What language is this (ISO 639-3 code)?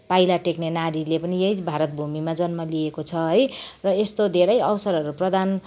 nep